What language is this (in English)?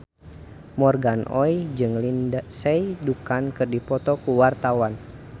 Sundanese